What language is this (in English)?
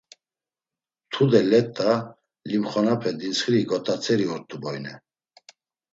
Laz